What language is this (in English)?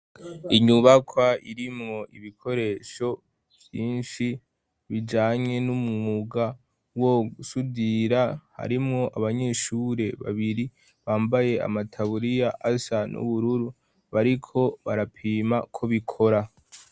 Rundi